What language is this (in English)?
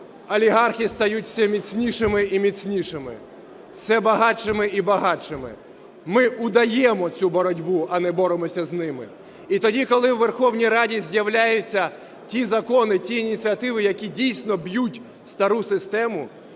Ukrainian